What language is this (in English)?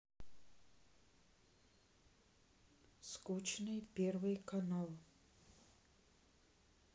Russian